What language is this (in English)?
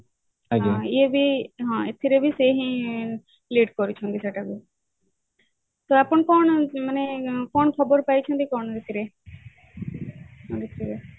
Odia